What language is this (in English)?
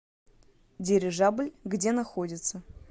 Russian